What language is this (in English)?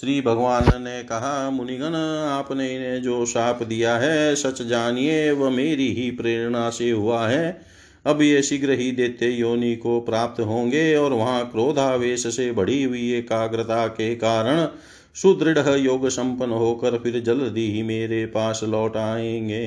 Hindi